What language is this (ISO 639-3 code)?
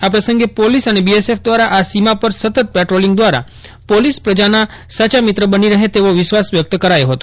guj